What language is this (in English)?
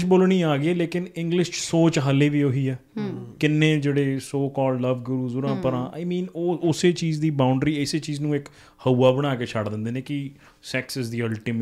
Punjabi